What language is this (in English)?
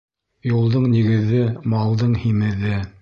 Bashkir